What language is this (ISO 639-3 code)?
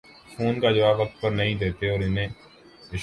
urd